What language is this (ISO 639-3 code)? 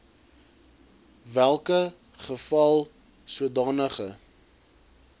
afr